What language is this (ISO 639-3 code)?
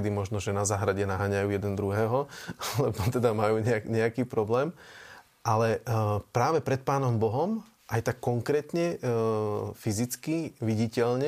slk